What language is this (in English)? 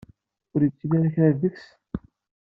Kabyle